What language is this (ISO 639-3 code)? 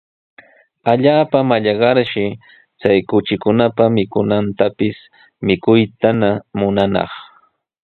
qws